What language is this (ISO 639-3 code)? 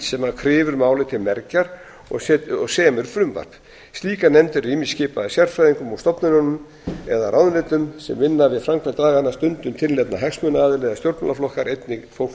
isl